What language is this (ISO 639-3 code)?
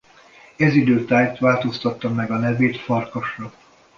hun